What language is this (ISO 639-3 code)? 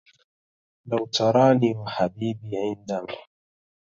ara